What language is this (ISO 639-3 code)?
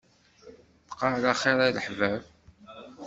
kab